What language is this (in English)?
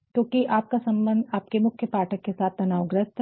Hindi